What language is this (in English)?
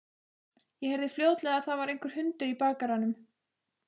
Icelandic